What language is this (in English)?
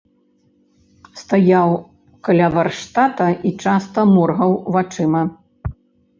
Belarusian